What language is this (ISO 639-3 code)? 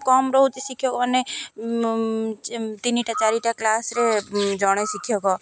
ori